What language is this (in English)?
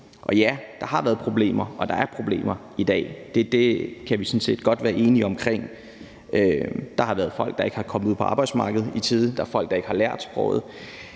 Danish